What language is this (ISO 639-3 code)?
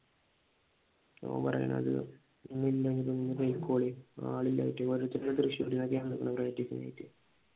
mal